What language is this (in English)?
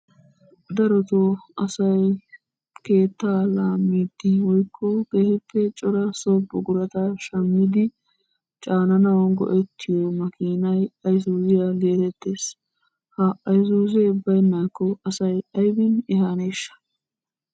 Wolaytta